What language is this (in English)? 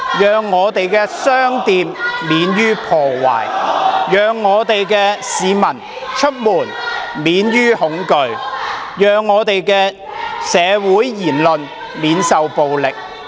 Cantonese